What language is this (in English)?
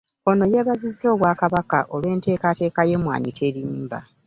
Ganda